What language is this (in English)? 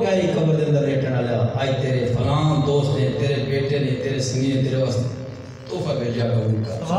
Arabic